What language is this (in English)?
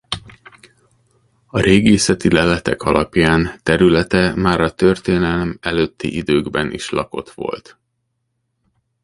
Hungarian